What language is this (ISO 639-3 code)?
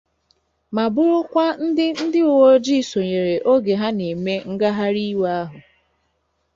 ibo